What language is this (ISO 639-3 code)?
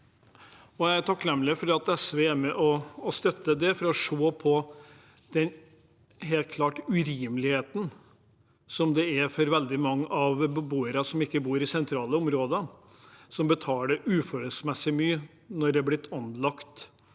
nor